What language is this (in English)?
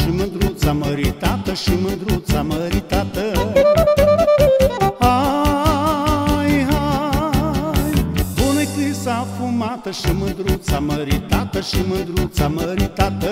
Romanian